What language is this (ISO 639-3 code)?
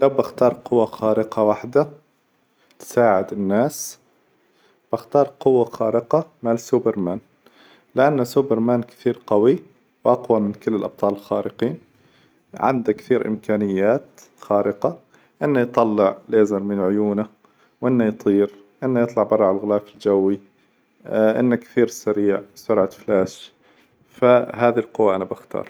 acw